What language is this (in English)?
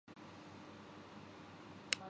Urdu